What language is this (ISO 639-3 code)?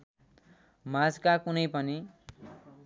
nep